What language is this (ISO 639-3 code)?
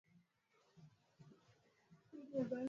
swa